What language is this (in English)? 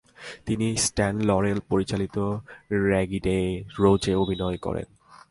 Bangla